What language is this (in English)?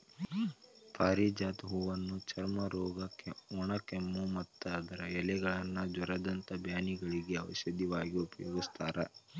Kannada